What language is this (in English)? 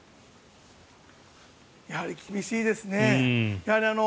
Japanese